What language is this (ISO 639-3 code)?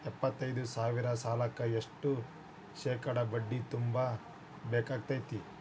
kan